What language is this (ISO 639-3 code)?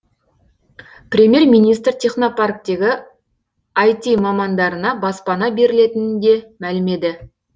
kaz